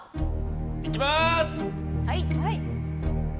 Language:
Japanese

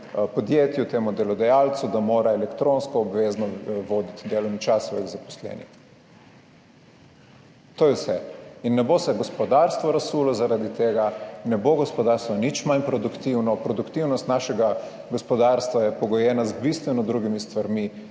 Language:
Slovenian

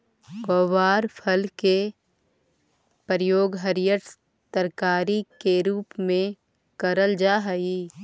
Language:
Magahi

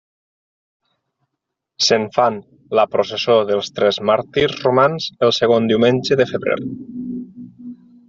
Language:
Catalan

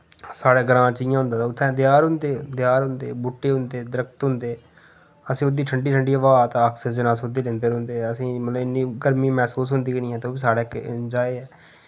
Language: Dogri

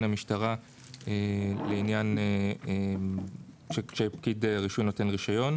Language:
Hebrew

